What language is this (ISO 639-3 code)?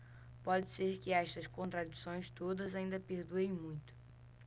por